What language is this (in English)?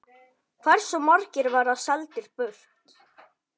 Icelandic